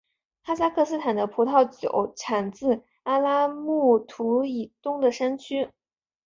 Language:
Chinese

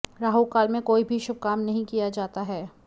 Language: Hindi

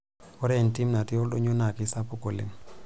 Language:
Masai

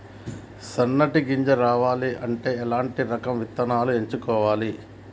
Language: Telugu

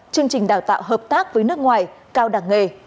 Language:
Vietnamese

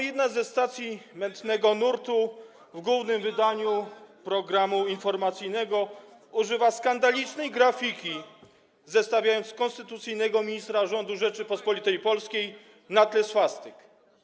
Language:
Polish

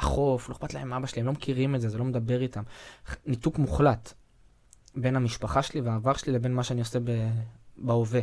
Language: Hebrew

